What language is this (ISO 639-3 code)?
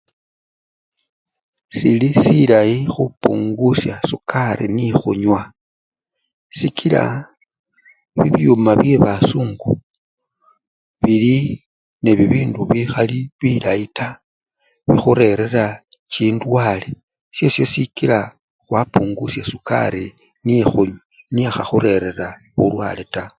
luy